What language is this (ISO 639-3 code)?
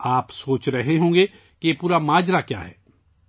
urd